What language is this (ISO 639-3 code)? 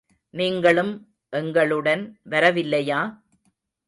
tam